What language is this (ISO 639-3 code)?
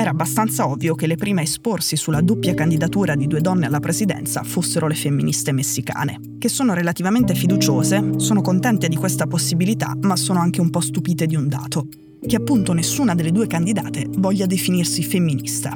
ita